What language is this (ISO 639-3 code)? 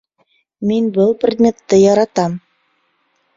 bak